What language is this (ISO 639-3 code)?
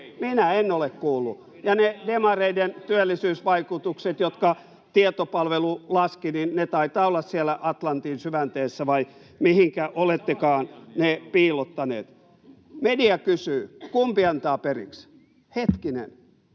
fin